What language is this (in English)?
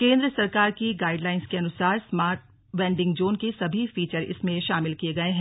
Hindi